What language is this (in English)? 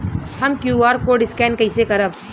Bhojpuri